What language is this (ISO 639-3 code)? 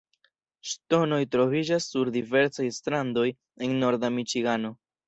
epo